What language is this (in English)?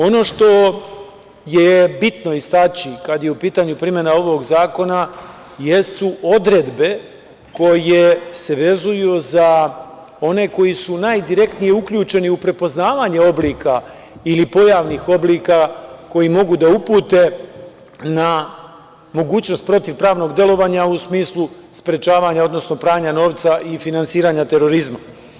Serbian